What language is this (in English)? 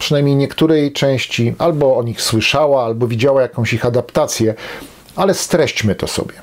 Polish